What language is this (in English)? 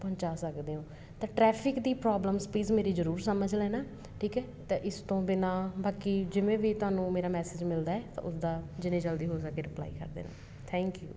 Punjabi